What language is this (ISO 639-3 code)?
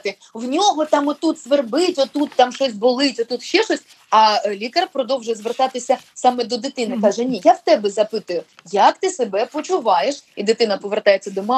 ukr